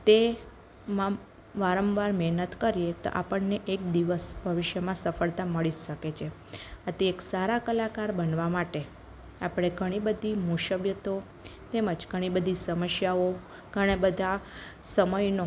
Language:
Gujarati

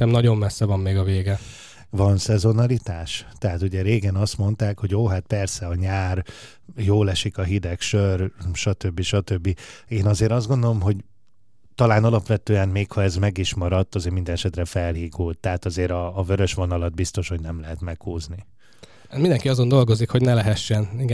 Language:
Hungarian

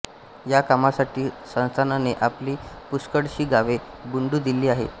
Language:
Marathi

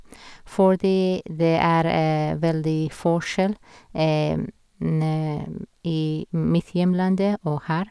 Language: Norwegian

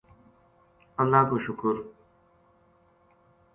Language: Gujari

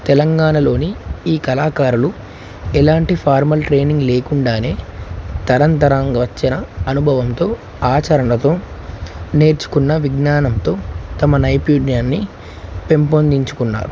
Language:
Telugu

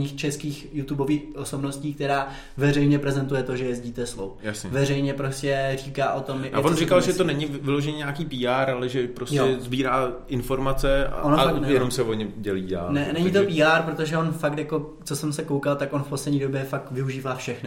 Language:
Czech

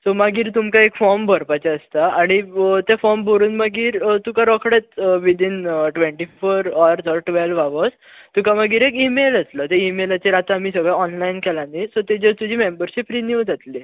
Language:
Konkani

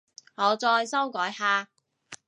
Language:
Cantonese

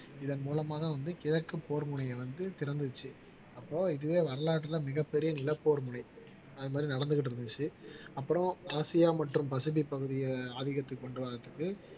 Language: Tamil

